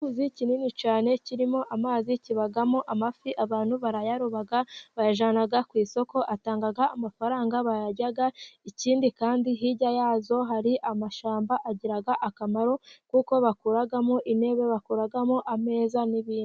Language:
Kinyarwanda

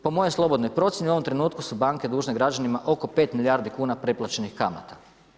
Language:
Croatian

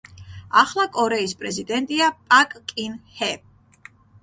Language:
Georgian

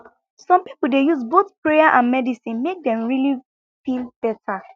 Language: Nigerian Pidgin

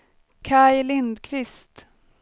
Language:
Swedish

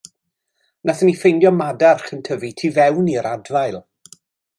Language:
Welsh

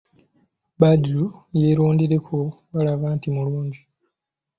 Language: Ganda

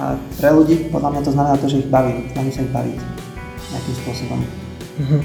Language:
Slovak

